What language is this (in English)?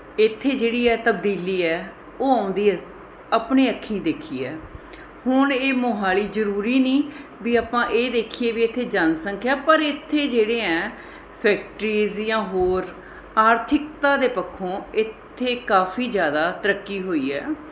Punjabi